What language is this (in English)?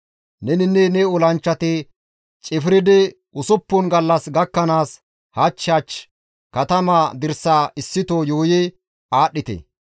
Gamo